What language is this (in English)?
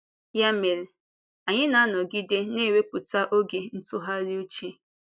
Igbo